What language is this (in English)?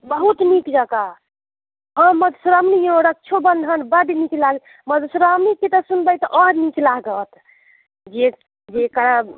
Maithili